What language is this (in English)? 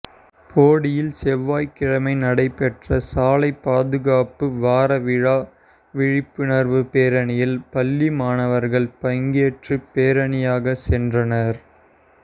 Tamil